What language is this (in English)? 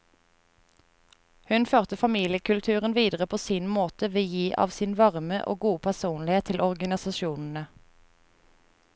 Norwegian